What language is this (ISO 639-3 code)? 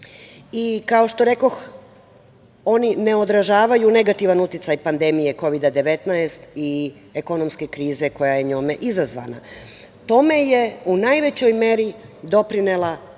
srp